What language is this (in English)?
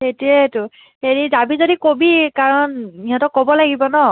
Assamese